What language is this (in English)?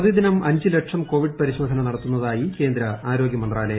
Malayalam